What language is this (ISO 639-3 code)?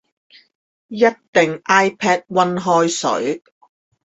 zho